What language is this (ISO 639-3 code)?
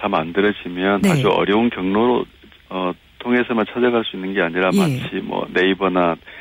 kor